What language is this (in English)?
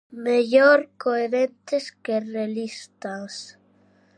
Galician